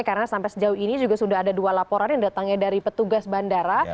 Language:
Indonesian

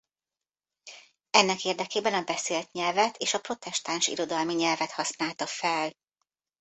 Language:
Hungarian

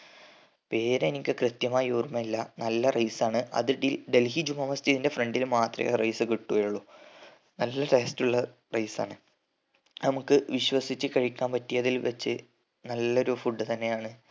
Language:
Malayalam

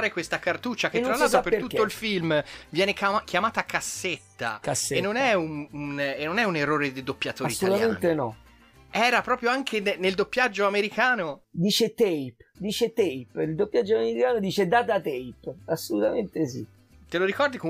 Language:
Italian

